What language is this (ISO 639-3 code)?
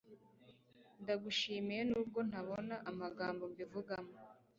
kin